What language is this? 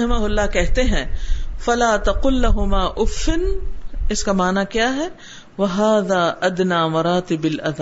Urdu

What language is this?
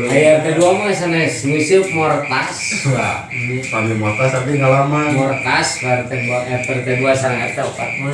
Indonesian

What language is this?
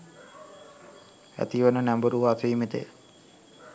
Sinhala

